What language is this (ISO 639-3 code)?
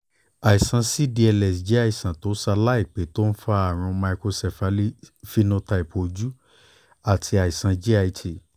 yor